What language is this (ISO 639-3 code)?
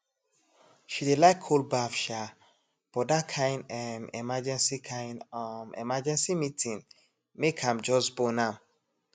pcm